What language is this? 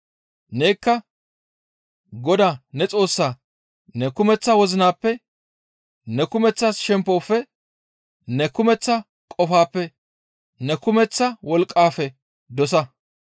Gamo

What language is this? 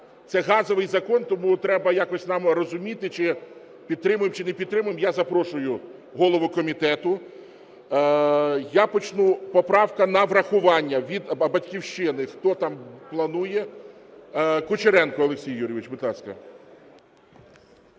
Ukrainian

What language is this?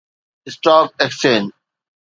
Sindhi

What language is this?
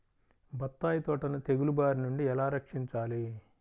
Telugu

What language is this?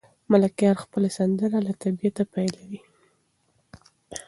Pashto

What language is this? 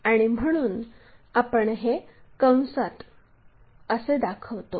Marathi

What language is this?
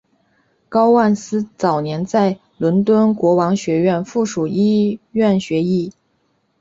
Chinese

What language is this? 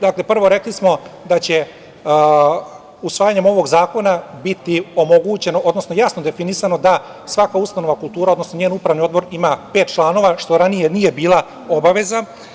Serbian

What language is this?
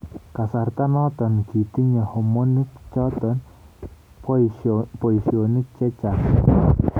Kalenjin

